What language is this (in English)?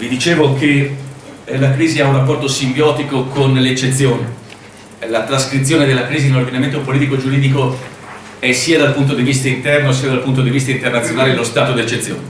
Italian